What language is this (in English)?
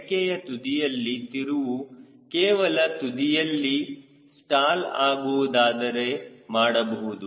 Kannada